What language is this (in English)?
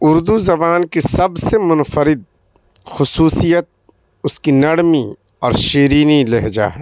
Urdu